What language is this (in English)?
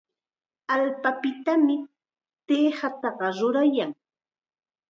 Chiquián Ancash Quechua